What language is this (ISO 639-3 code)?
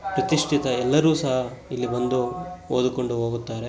kan